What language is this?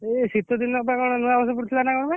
Odia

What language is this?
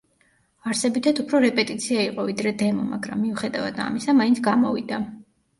Georgian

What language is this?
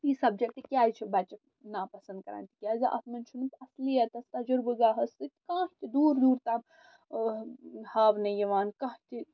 Kashmiri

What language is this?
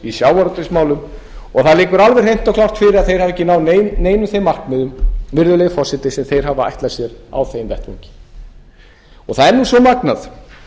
Icelandic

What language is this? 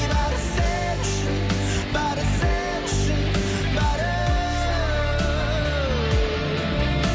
Kazakh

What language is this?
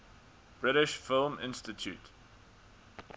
English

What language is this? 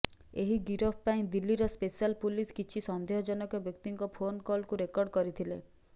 Odia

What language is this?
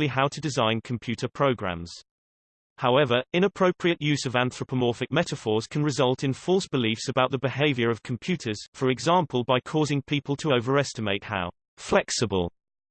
English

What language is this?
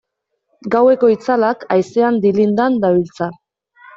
Basque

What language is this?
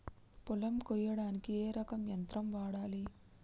Telugu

